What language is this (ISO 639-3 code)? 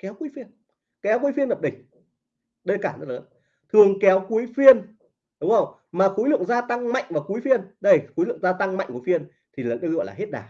vie